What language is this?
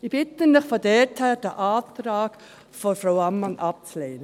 Swiss German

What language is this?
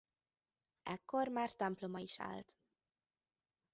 Hungarian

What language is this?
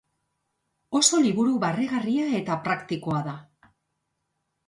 Basque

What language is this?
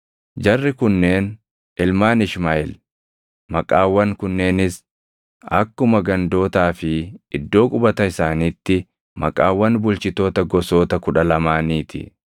Oromo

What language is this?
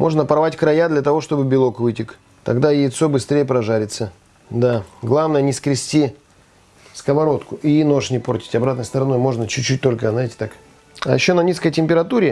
Russian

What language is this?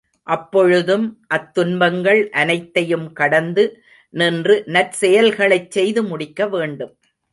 Tamil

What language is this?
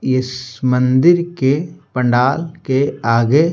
Hindi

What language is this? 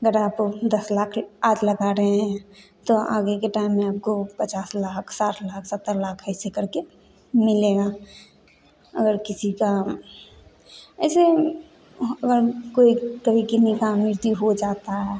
Hindi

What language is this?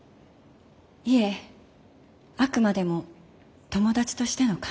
Japanese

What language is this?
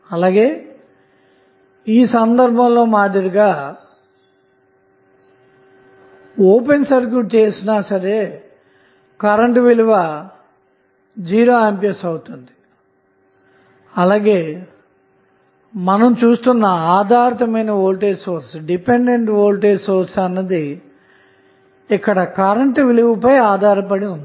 Telugu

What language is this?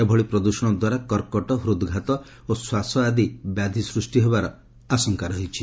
Odia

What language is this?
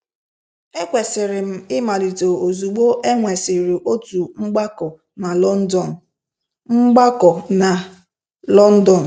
Igbo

